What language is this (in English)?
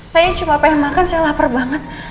Indonesian